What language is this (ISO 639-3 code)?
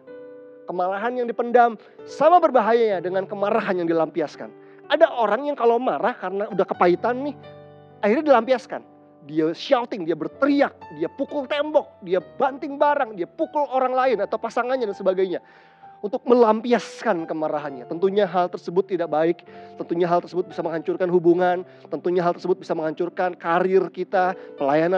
ind